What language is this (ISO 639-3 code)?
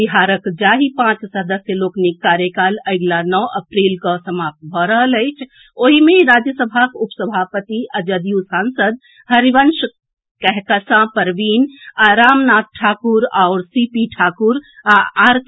mai